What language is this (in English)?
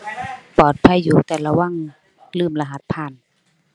Thai